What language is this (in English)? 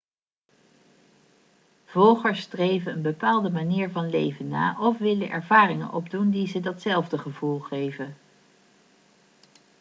Dutch